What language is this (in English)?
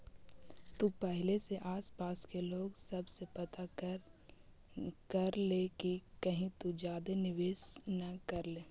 Magahi